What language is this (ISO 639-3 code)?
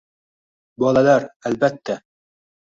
uzb